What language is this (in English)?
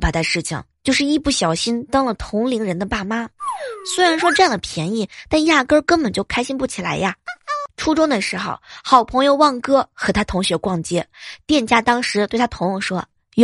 Chinese